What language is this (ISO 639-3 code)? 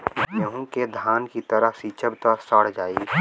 bho